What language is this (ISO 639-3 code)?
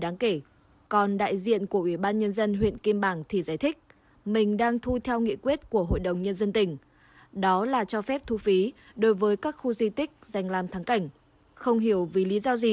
vie